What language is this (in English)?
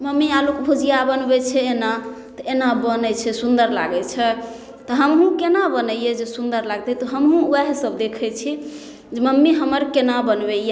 Maithili